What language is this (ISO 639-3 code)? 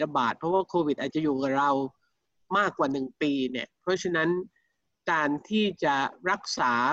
tha